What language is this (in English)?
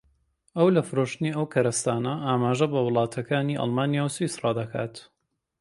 Central Kurdish